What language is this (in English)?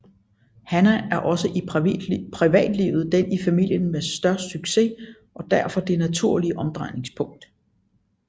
Danish